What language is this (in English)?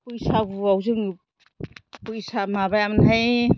Bodo